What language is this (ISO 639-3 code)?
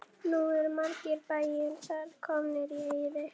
isl